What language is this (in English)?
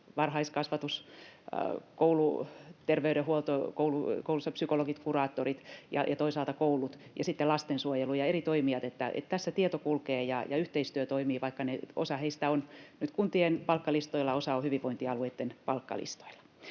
Finnish